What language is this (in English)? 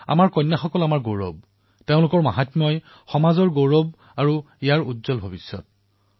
Assamese